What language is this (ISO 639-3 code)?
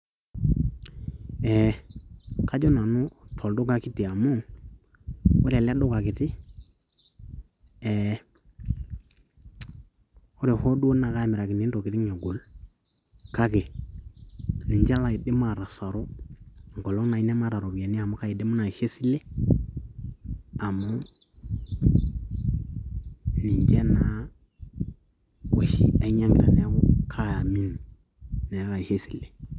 mas